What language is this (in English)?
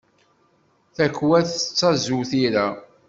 Kabyle